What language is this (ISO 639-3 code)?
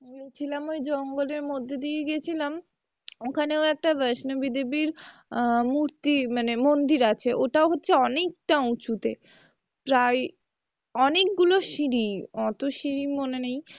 ben